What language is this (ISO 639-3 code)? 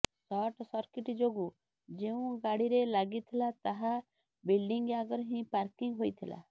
ori